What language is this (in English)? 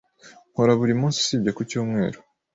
Kinyarwanda